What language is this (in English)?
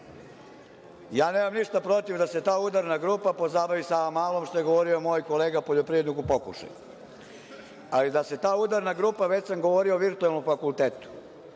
Serbian